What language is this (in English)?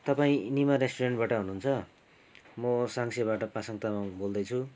Nepali